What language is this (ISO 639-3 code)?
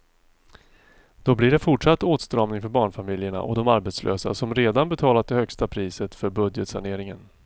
swe